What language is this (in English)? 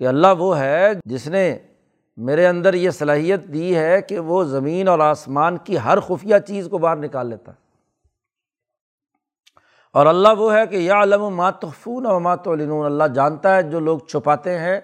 Urdu